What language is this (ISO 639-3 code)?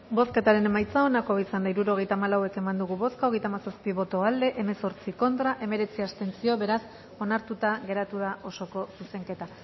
eus